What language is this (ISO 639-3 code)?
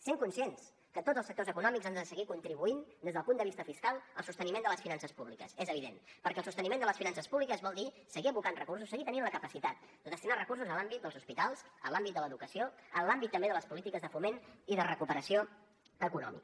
cat